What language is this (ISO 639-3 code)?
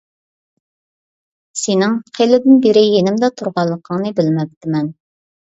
uig